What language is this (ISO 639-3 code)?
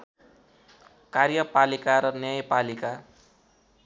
nep